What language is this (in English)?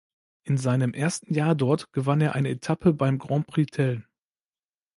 German